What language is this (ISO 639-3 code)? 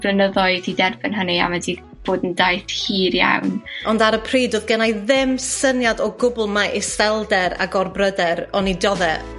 cym